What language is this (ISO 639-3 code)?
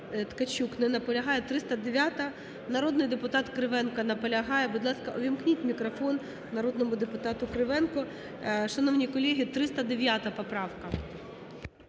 ukr